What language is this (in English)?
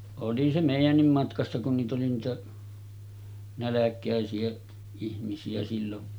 Finnish